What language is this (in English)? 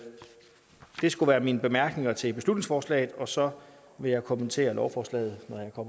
Danish